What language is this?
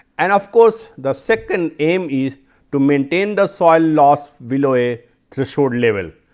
English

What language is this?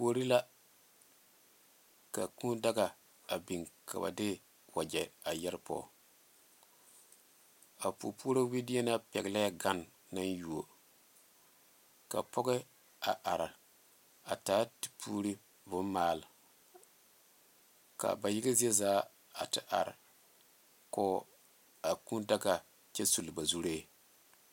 Southern Dagaare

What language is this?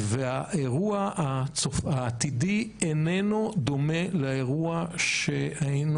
Hebrew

